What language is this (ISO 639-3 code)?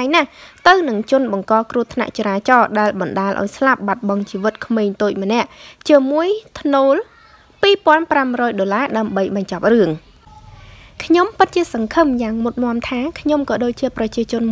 vie